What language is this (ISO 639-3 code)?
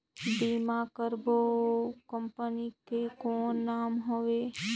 hne